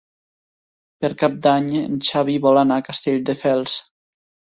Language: Catalan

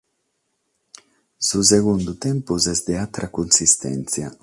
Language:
Sardinian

